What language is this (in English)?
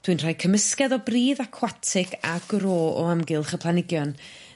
Welsh